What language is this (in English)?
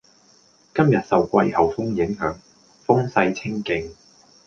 Cantonese